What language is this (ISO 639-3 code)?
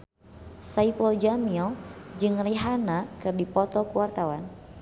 sun